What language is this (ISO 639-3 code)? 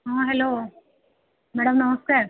ori